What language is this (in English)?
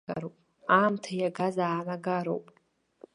Abkhazian